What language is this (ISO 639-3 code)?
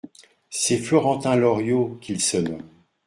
fra